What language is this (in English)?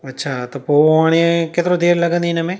Sindhi